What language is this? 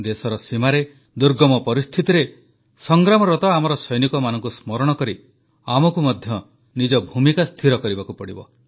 Odia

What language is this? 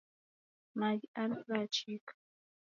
Taita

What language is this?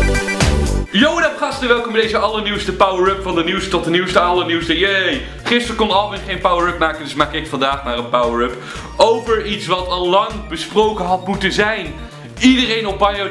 Dutch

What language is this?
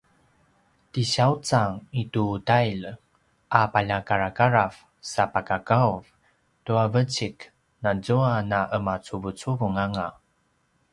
Paiwan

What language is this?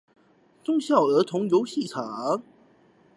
Chinese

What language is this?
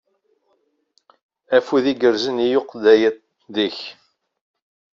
Kabyle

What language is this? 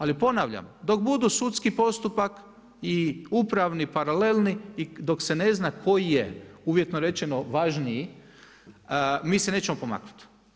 Croatian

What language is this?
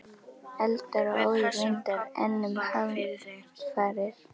Icelandic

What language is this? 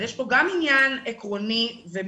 Hebrew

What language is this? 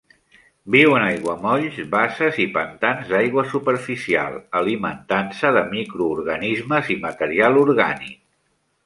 Catalan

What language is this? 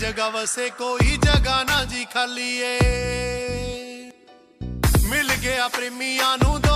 Romanian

